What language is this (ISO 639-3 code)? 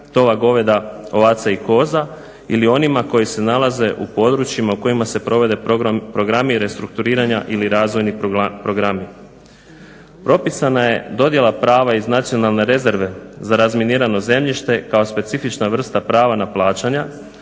hrv